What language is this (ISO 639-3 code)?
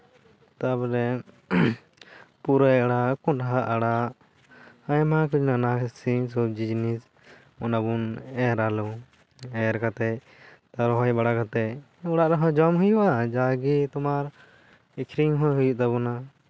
sat